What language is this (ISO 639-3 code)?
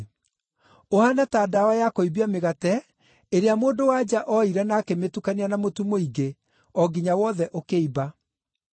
kik